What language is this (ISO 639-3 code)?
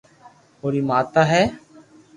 lrk